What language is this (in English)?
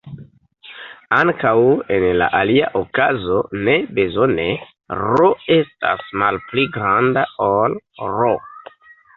Esperanto